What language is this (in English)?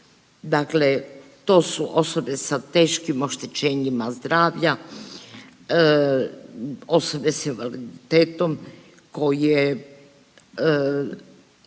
Croatian